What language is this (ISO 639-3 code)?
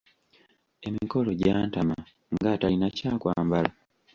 lug